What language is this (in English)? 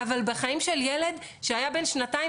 Hebrew